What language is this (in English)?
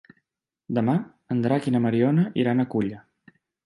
Catalan